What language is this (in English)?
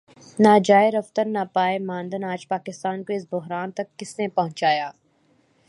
Urdu